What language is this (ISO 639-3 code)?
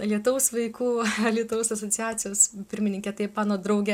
lit